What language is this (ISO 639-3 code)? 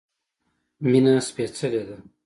pus